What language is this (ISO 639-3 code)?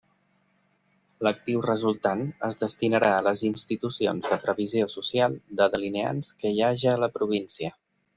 cat